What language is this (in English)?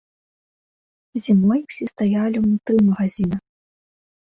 Belarusian